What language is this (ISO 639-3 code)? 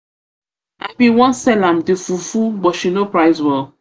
pcm